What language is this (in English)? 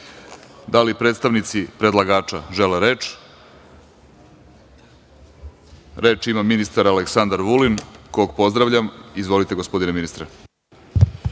Serbian